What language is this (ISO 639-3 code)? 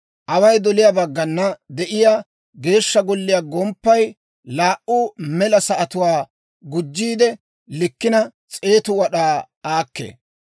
dwr